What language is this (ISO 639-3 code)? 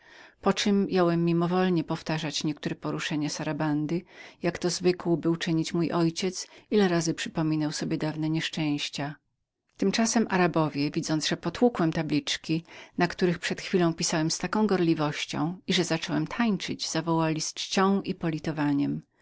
pol